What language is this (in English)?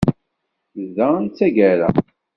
Kabyle